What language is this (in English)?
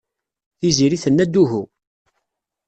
Kabyle